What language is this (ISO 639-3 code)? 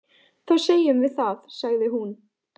isl